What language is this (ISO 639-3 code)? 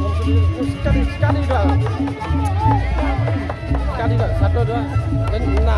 ind